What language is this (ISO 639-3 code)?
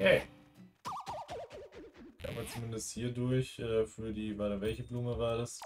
deu